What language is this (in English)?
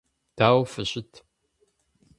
Kabardian